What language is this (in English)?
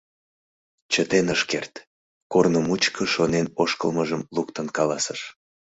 Mari